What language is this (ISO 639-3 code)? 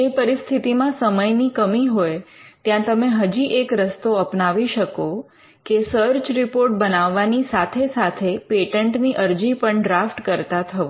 guj